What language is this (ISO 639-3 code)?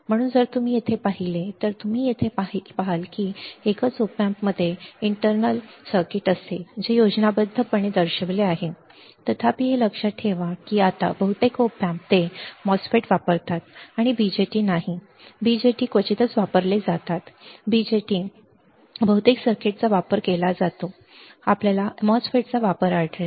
mar